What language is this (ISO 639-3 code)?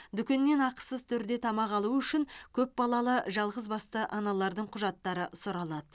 kaz